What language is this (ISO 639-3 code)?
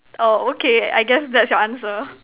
eng